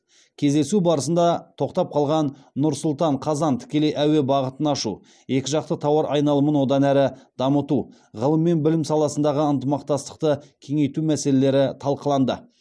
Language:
Kazakh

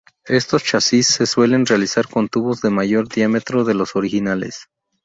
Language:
Spanish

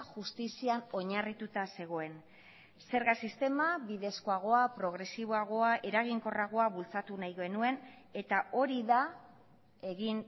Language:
Basque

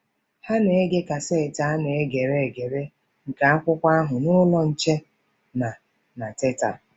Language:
Igbo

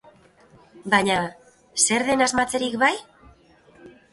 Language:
Basque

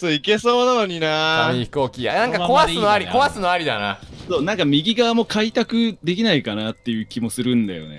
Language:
Japanese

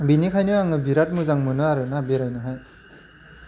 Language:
Bodo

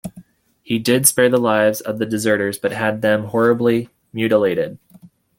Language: English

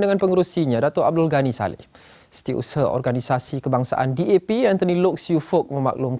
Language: Malay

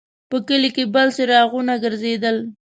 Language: Pashto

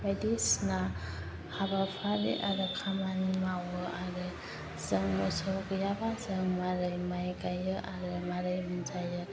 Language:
Bodo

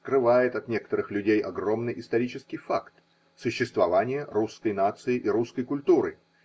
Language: Russian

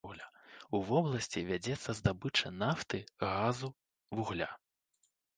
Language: Belarusian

